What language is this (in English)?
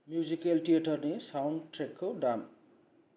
Bodo